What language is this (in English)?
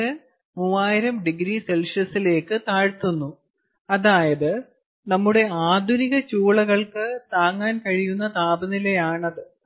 Malayalam